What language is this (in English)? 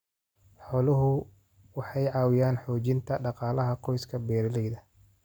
Somali